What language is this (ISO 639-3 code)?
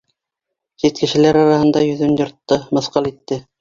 bak